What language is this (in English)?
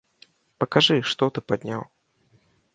Belarusian